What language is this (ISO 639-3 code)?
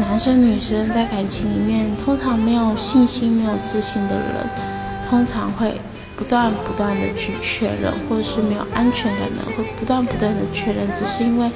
zho